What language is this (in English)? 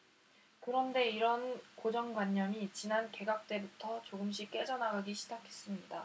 Korean